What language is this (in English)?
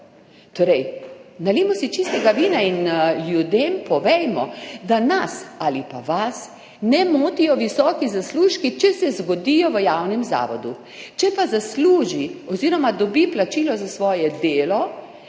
Slovenian